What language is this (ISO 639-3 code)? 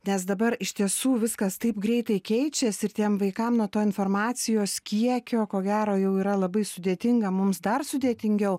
lit